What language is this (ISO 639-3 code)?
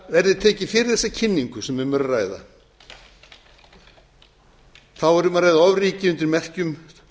isl